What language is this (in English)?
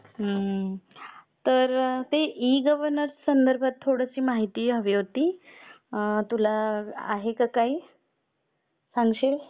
Marathi